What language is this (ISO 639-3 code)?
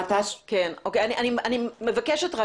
heb